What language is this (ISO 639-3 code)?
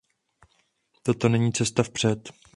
ces